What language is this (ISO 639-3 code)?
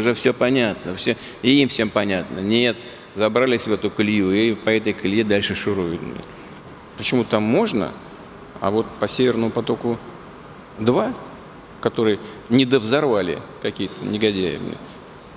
rus